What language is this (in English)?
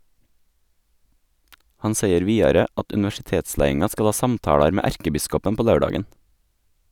Norwegian